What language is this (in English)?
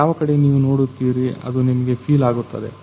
Kannada